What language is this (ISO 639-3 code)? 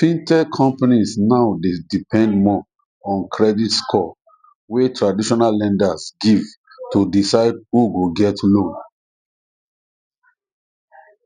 pcm